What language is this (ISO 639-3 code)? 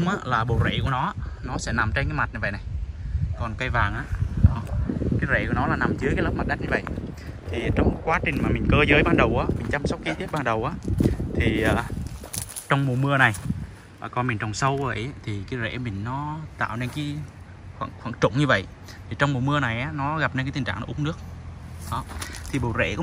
vie